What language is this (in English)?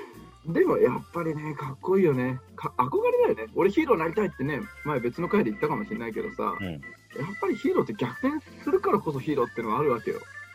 Japanese